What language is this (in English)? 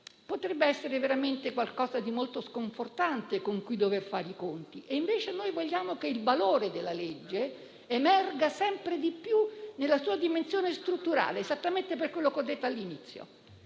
Italian